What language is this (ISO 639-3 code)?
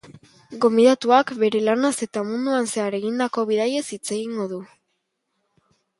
eus